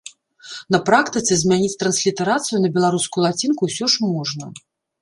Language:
Belarusian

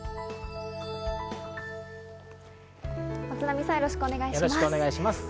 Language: Japanese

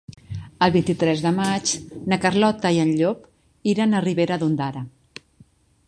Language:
Catalan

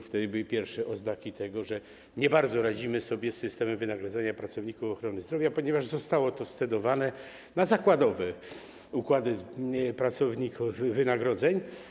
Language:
Polish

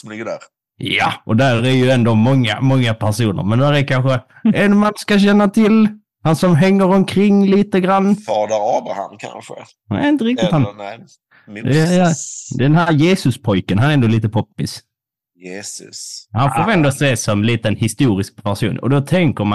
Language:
Swedish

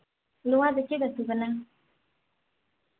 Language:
Santali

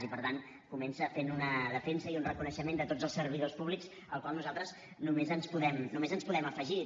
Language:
Catalan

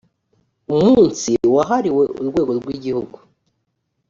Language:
Kinyarwanda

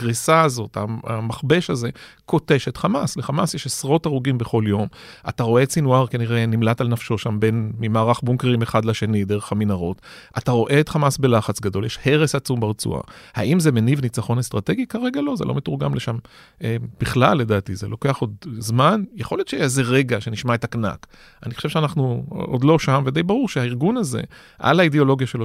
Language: Hebrew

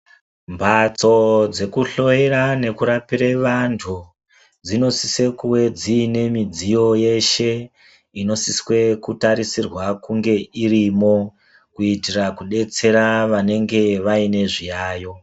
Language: Ndau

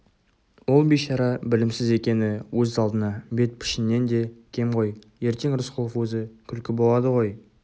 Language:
Kazakh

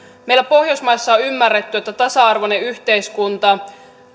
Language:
Finnish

